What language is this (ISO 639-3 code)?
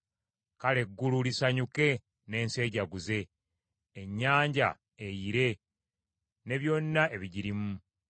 lug